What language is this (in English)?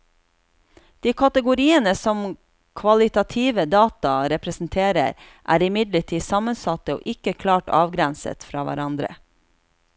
Norwegian